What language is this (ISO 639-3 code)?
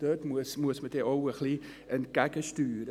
gsw